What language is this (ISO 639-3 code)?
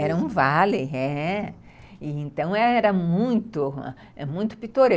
por